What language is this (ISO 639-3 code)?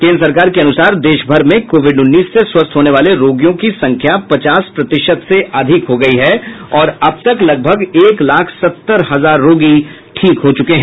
hin